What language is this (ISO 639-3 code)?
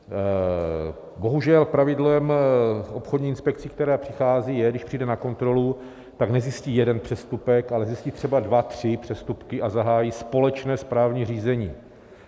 ces